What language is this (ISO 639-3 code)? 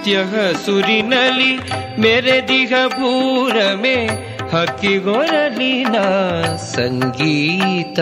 kan